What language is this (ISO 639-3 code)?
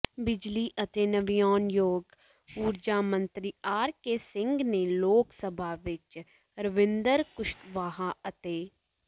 pan